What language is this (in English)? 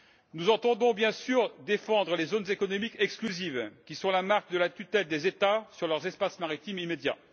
French